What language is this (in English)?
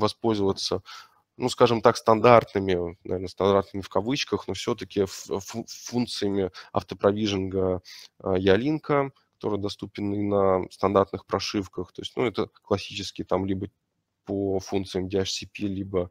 Russian